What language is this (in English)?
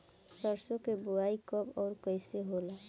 Bhojpuri